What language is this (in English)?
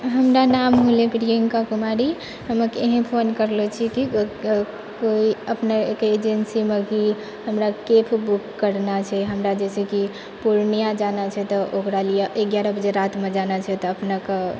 Maithili